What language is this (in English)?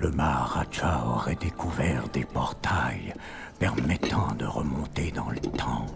French